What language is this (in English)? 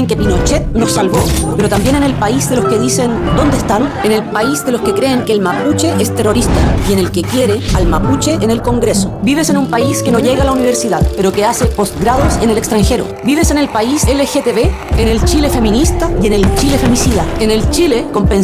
Spanish